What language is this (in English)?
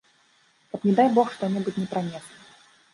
Belarusian